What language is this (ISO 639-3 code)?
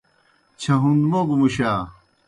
plk